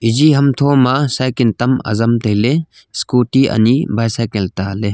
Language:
Wancho Naga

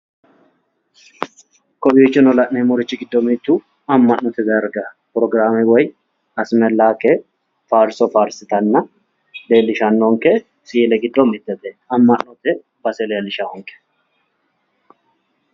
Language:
Sidamo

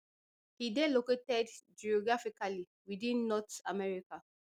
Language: Nigerian Pidgin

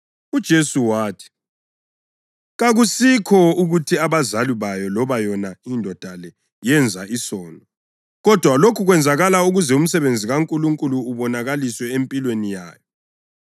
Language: North Ndebele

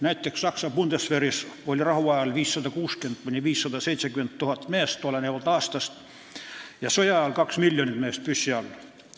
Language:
Estonian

